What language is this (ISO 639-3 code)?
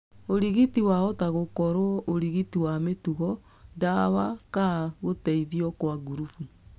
kik